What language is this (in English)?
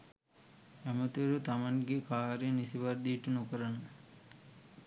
Sinhala